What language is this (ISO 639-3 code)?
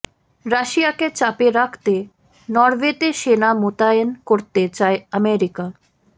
ben